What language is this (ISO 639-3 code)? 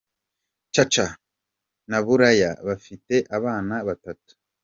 kin